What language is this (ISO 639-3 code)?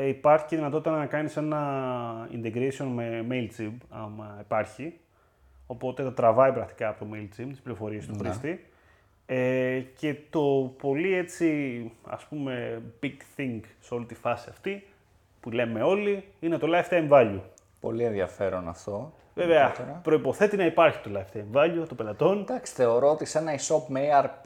ell